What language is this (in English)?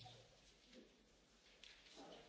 German